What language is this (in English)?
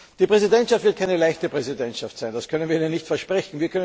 German